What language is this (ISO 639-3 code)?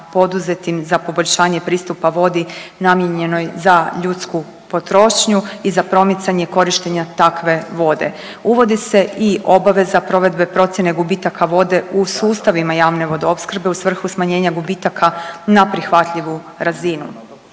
hrv